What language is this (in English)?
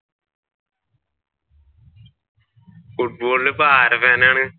Malayalam